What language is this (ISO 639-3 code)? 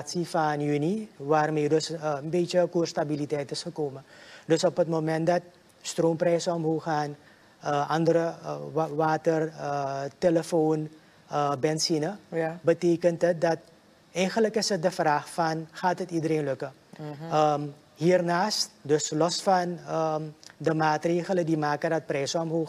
nld